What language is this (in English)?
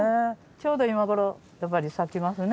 Japanese